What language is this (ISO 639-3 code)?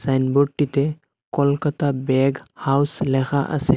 ben